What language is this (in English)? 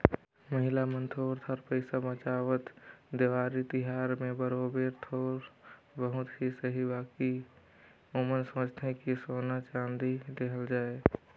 Chhattisgarhi